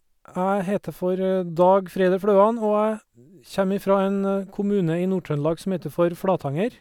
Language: Norwegian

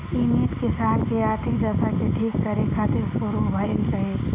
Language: Bhojpuri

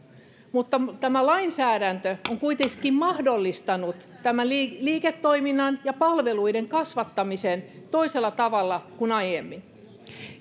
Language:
Finnish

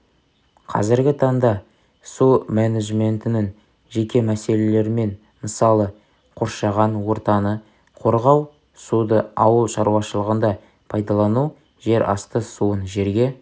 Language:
Kazakh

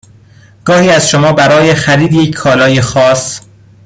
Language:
Persian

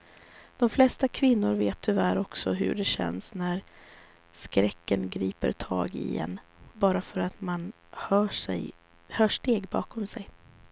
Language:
Swedish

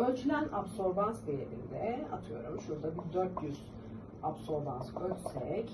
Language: Turkish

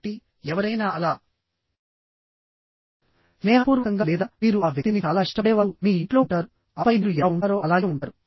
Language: Telugu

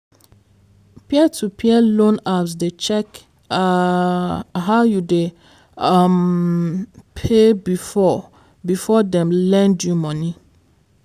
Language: Nigerian Pidgin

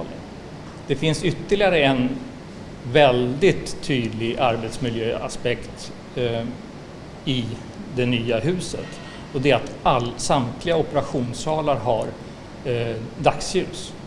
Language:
Swedish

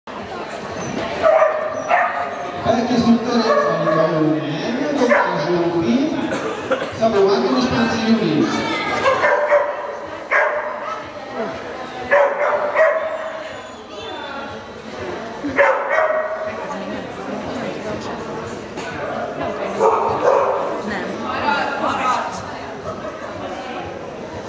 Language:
Finnish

